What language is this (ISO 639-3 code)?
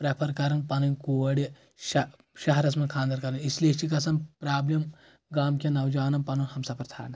kas